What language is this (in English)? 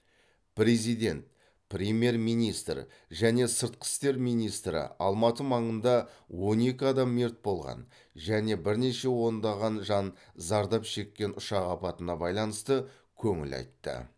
Kazakh